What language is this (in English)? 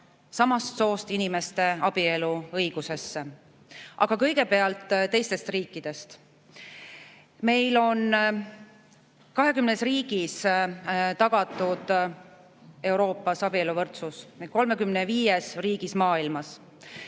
Estonian